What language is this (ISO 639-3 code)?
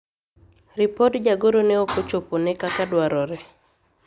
luo